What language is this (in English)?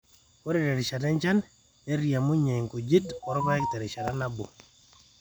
Masai